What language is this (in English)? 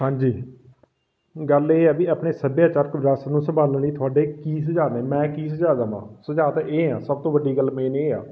Punjabi